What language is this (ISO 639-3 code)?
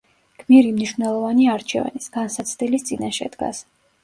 kat